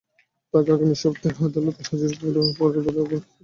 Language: Bangla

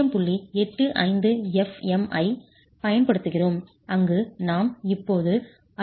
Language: Tamil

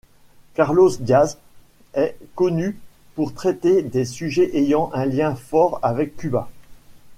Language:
French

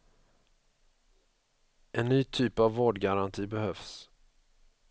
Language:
Swedish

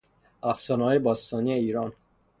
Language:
Persian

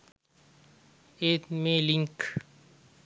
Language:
Sinhala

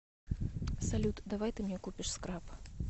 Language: Russian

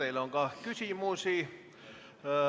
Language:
Estonian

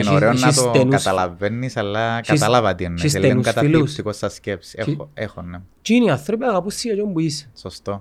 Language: Greek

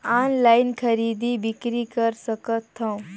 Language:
Chhattisgarhi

